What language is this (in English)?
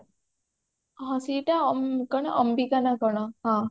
Odia